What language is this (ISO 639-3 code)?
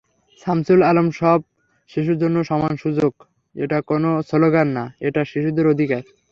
ben